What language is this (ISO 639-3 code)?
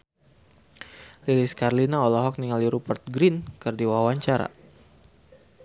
sun